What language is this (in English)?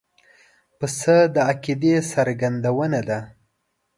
Pashto